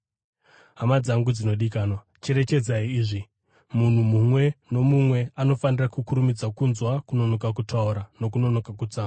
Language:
Shona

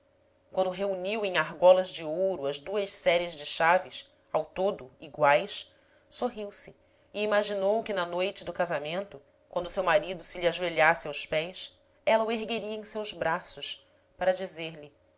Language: Portuguese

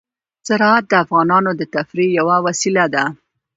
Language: Pashto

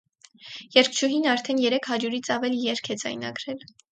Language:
Armenian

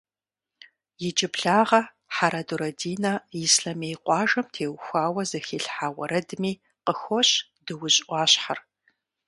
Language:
Kabardian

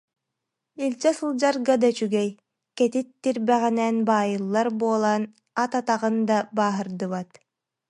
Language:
Yakut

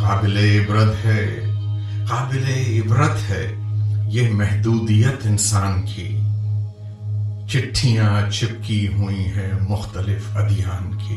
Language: Urdu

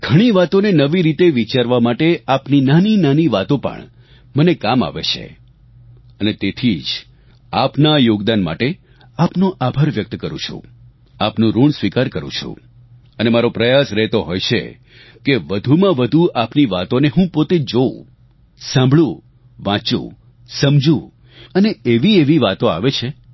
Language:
Gujarati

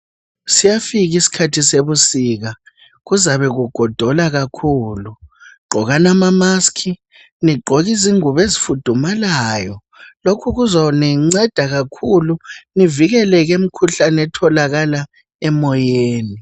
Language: North Ndebele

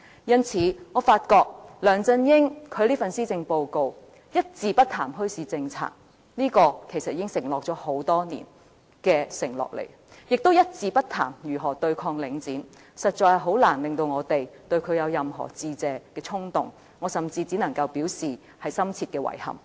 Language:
Cantonese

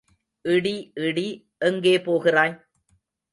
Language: Tamil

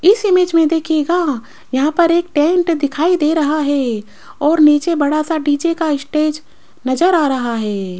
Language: Hindi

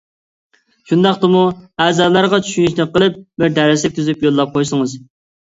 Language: Uyghur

